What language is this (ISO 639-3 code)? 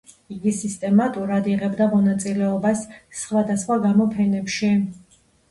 kat